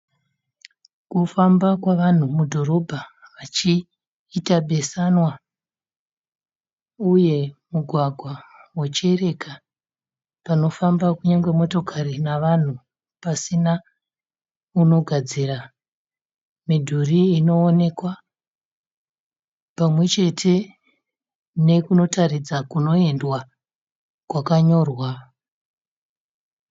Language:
Shona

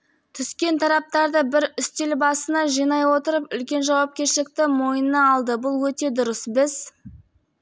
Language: Kazakh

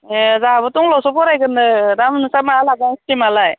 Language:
Bodo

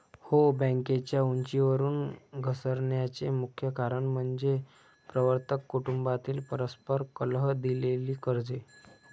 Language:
Marathi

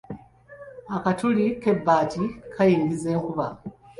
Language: Ganda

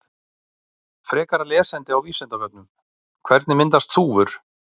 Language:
Icelandic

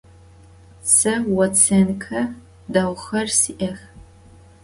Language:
Adyghe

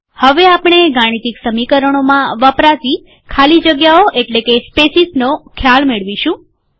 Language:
Gujarati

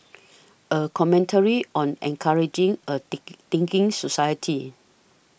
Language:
English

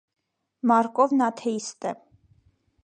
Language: Armenian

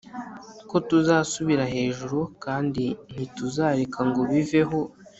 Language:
Kinyarwanda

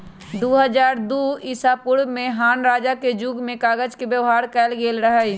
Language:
Magahi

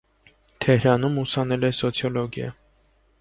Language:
Armenian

